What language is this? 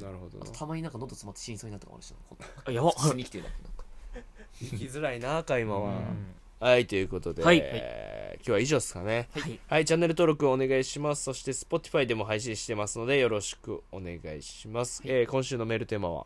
Japanese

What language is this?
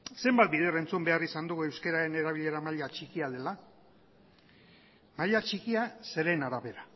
Basque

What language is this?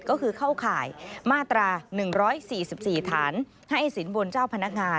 Thai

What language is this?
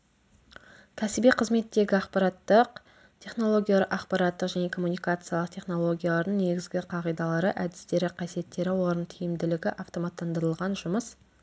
Kazakh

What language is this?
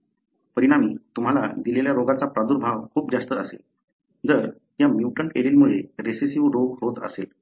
Marathi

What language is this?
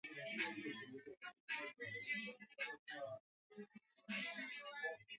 Swahili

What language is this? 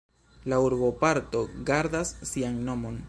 Esperanto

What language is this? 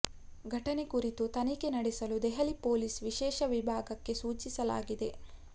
Kannada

